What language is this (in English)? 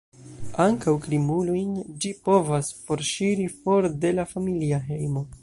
Esperanto